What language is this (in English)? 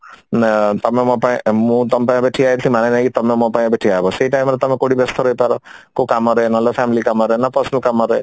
Odia